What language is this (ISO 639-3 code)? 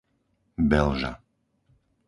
slk